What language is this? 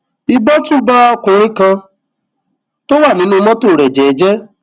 Yoruba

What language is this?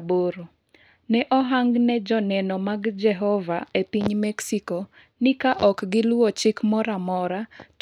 Luo (Kenya and Tanzania)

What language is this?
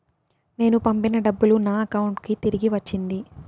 Telugu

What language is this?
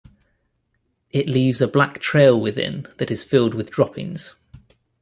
English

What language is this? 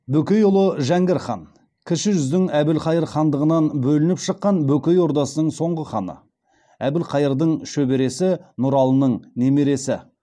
Kazakh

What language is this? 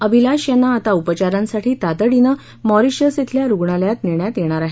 Marathi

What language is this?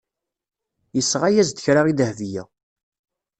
Kabyle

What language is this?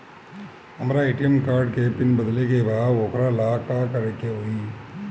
Bhojpuri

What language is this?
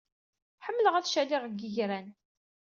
Kabyle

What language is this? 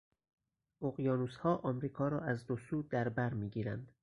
Persian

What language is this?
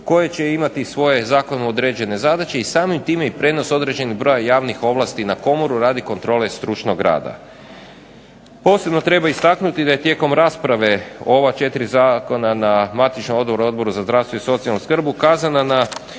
Croatian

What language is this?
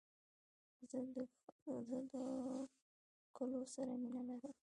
Pashto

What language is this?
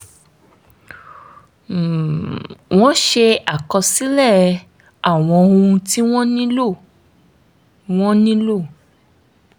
Yoruba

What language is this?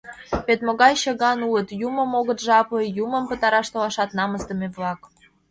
Mari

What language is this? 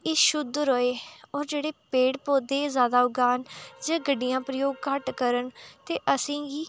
Dogri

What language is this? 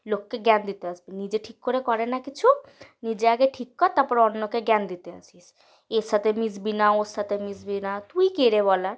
Bangla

